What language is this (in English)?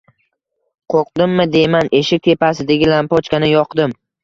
Uzbek